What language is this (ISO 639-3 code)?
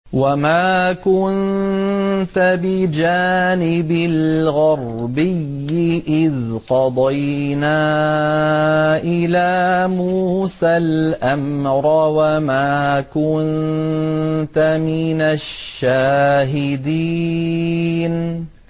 ara